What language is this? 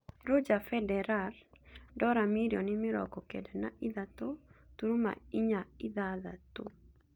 Kikuyu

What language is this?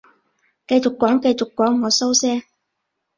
Cantonese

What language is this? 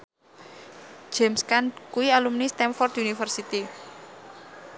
Javanese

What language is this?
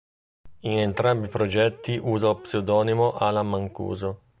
Italian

